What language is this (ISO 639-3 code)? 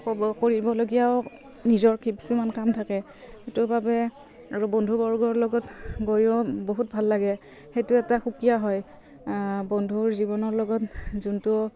asm